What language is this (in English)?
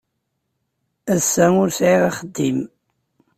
Kabyle